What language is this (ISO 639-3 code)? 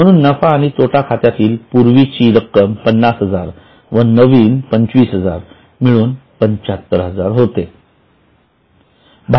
mar